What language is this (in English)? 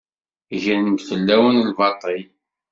Kabyle